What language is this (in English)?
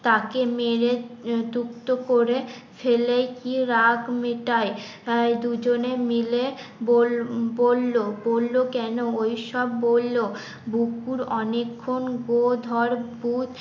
Bangla